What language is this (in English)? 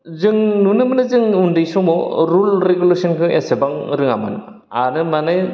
Bodo